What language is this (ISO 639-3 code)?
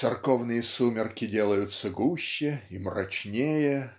rus